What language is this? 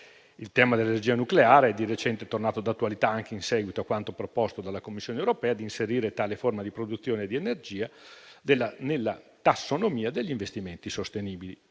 Italian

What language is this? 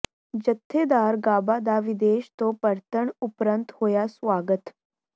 Punjabi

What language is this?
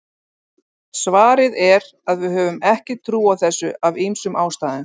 Icelandic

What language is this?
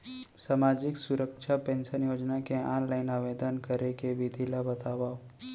Chhattisgarhi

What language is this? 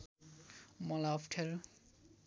Nepali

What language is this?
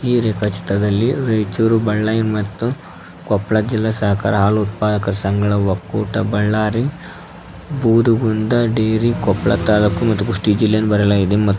Kannada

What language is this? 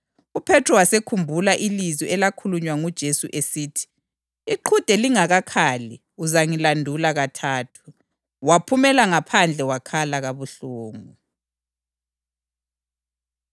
North Ndebele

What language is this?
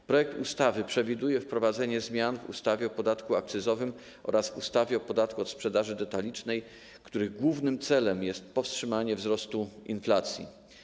Polish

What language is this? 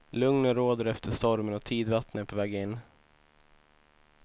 Swedish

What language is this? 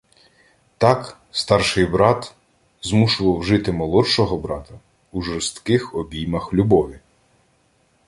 Ukrainian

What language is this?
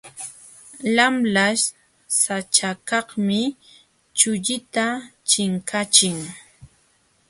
Jauja Wanca Quechua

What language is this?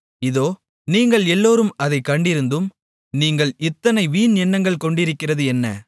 Tamil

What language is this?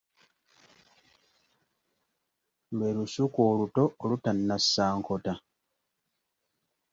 Ganda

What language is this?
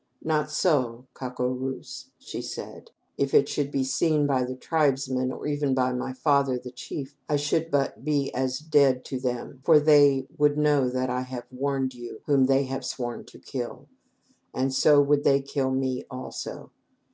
English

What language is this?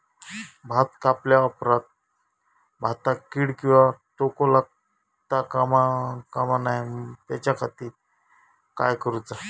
Marathi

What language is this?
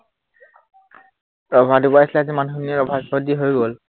Assamese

